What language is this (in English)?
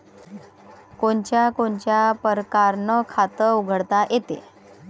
Marathi